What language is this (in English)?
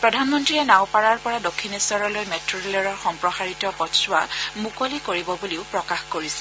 Assamese